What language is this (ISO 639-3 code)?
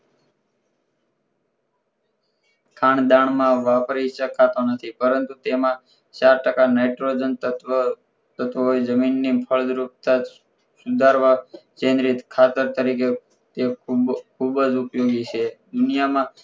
guj